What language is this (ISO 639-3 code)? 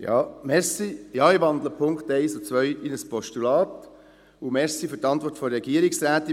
gsw